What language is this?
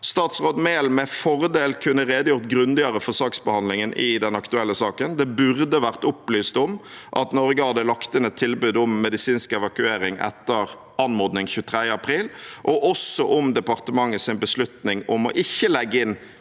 Norwegian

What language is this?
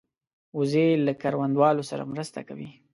Pashto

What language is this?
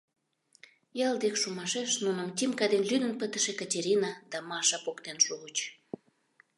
Mari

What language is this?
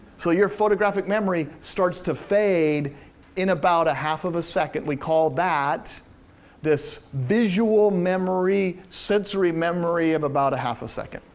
English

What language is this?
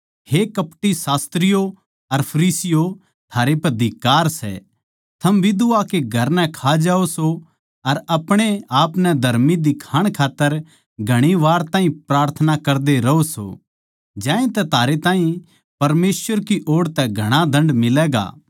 Haryanvi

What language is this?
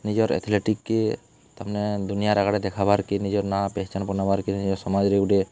Odia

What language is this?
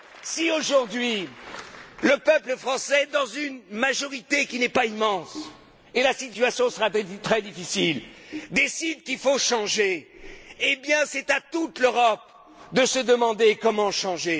French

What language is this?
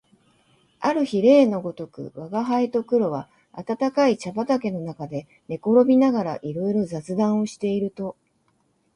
Japanese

